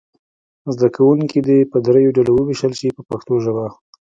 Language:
Pashto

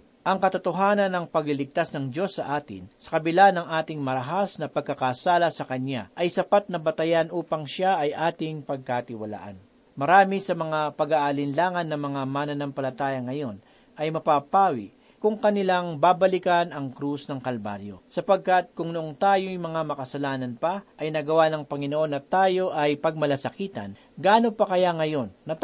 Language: Filipino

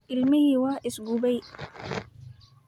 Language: Somali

